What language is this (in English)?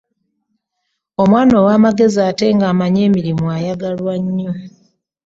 Ganda